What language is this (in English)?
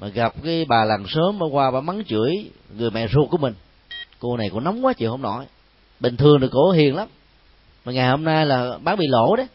Vietnamese